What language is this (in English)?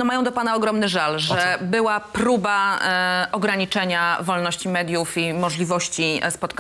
Polish